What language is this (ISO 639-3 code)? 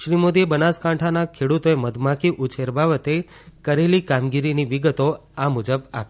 guj